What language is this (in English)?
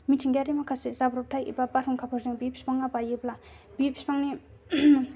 Bodo